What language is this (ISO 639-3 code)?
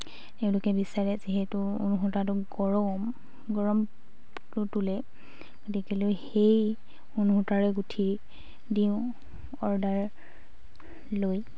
asm